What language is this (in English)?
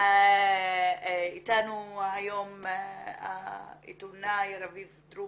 Hebrew